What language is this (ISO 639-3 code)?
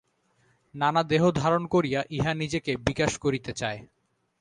ben